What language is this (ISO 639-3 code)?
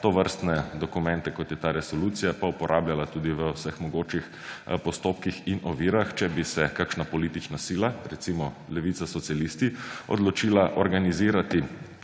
slv